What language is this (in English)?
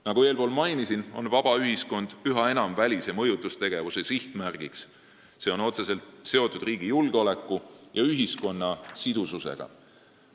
Estonian